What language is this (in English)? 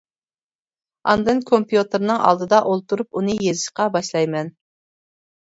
Uyghur